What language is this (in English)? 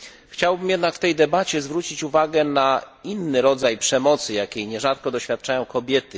Polish